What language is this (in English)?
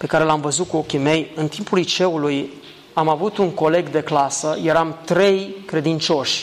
Romanian